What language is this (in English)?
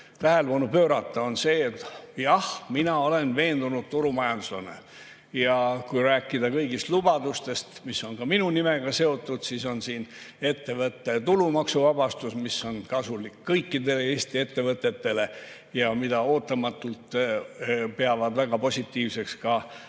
Estonian